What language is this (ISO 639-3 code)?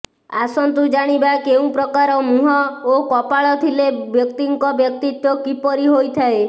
ori